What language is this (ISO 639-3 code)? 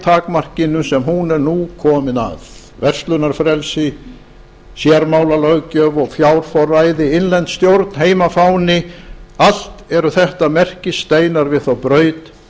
isl